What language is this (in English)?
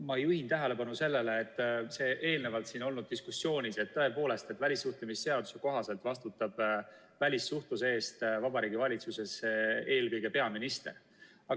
Estonian